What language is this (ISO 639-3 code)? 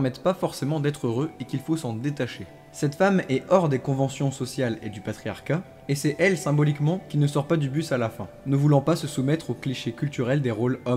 fra